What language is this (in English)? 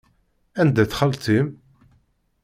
Kabyle